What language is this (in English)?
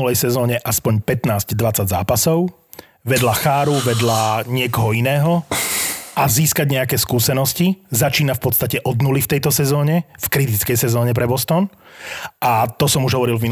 Slovak